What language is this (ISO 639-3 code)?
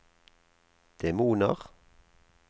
nor